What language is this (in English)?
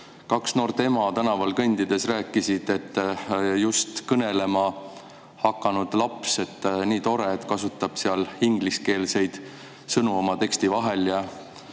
Estonian